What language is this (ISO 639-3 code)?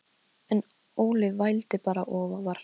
isl